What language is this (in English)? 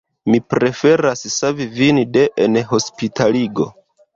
Esperanto